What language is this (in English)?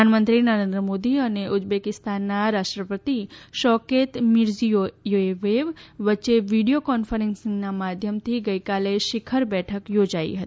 Gujarati